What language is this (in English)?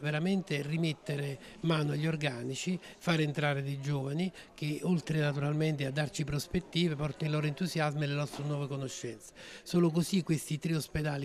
Italian